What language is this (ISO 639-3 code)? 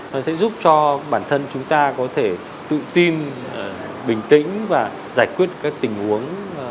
vie